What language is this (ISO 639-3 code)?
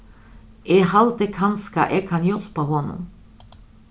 fao